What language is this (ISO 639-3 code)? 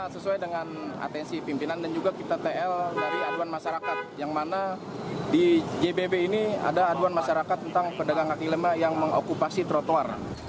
ind